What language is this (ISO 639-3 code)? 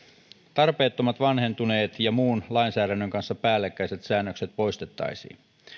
fin